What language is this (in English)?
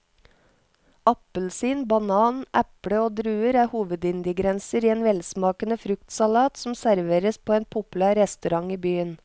Norwegian